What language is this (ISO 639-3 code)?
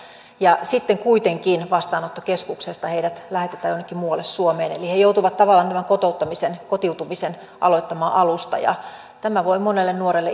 fin